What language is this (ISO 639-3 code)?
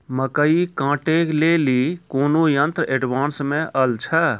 mai